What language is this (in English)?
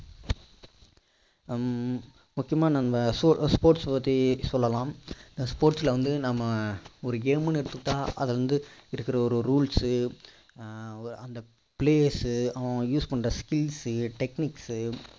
Tamil